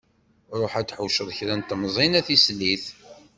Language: Kabyle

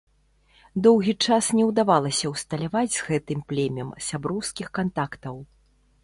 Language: Belarusian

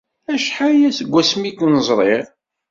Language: Kabyle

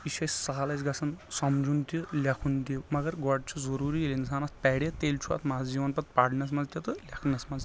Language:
Kashmiri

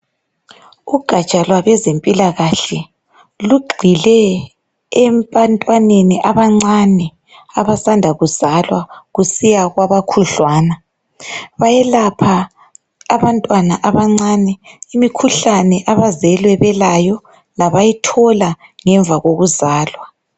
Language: North Ndebele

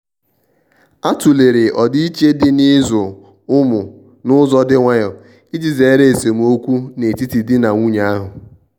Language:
Igbo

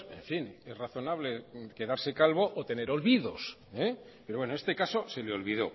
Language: Spanish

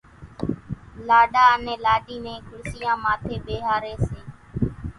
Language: Kachi Koli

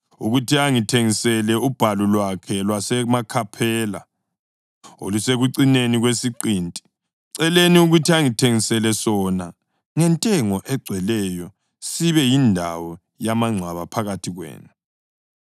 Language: North Ndebele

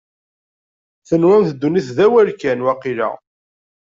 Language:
Kabyle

